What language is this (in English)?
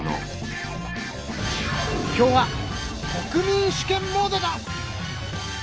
Japanese